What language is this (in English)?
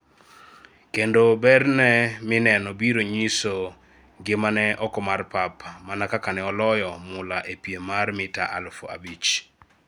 Luo (Kenya and Tanzania)